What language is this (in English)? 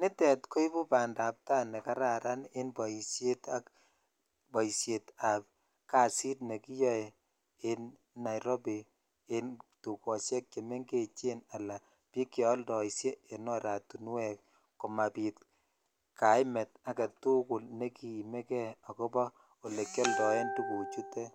Kalenjin